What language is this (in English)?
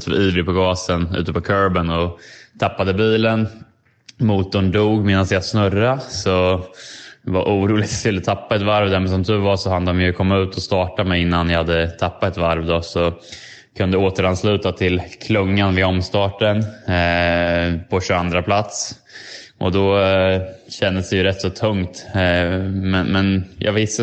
Swedish